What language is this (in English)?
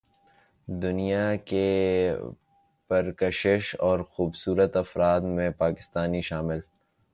Urdu